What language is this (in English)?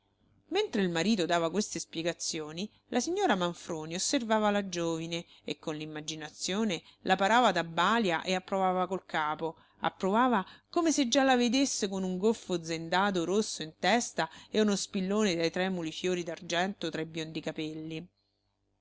Italian